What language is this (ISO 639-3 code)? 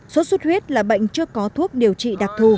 vie